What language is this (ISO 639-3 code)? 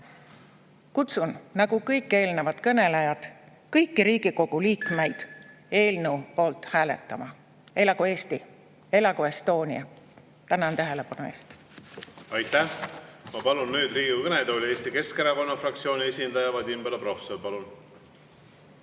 est